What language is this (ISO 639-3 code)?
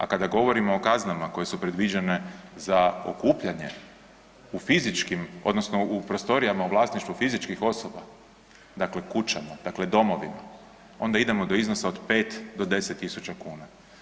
hrv